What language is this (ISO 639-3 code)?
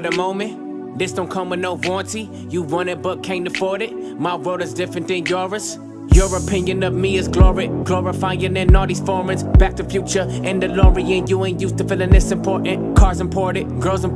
eng